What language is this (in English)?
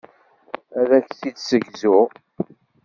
Kabyle